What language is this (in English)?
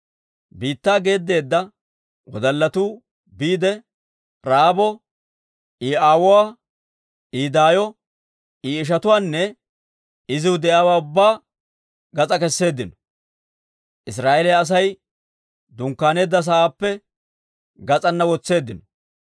Dawro